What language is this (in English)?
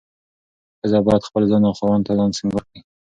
Pashto